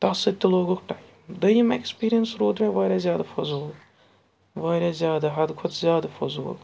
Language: Kashmiri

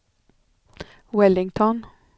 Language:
Swedish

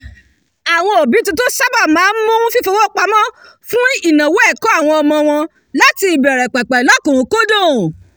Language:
Yoruba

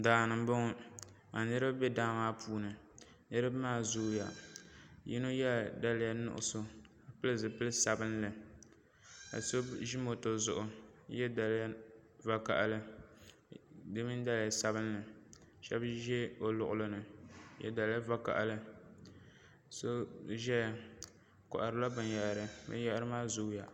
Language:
Dagbani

